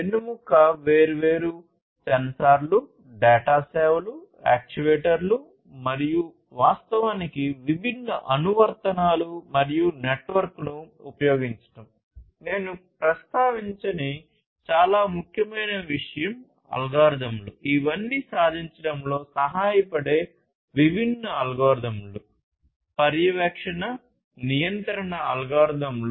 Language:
Telugu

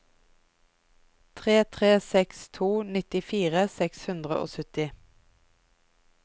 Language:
Norwegian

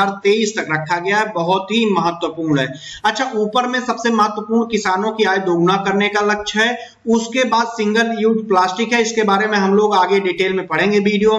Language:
Hindi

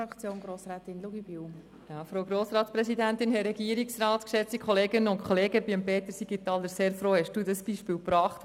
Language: Swiss German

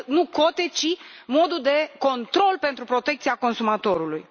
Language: Romanian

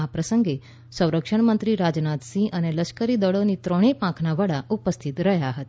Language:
Gujarati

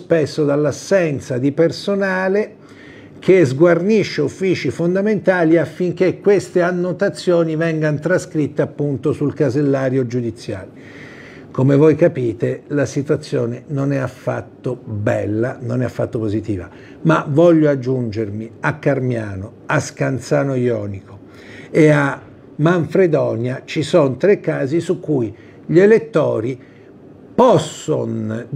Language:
Italian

